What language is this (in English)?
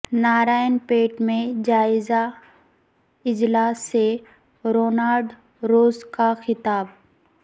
Urdu